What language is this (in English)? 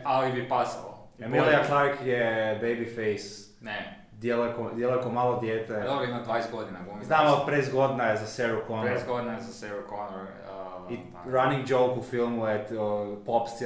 Croatian